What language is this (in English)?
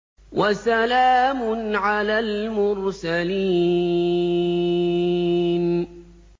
Arabic